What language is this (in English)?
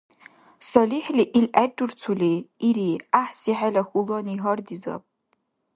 Dargwa